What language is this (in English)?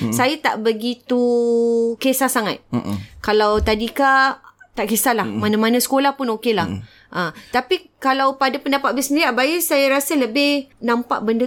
Malay